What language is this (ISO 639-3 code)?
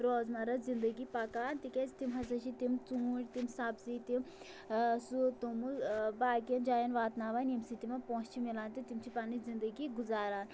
kas